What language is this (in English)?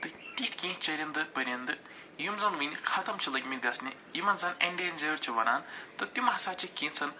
Kashmiri